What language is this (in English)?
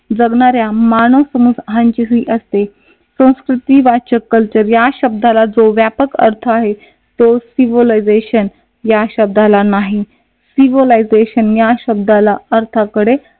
Marathi